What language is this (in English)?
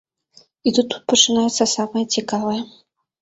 Belarusian